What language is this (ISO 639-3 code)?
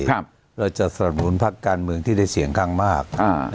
tha